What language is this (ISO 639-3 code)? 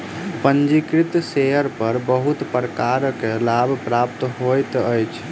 mai